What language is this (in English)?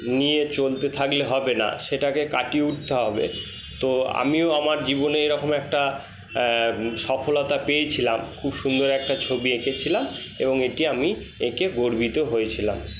Bangla